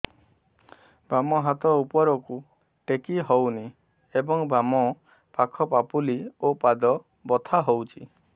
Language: Odia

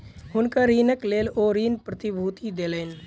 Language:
Maithili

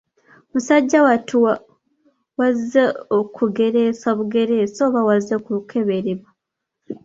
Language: Ganda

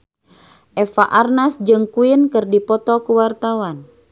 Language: Sundanese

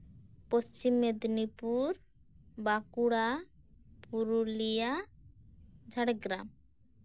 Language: Santali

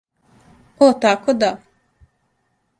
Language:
Serbian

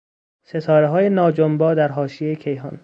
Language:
Persian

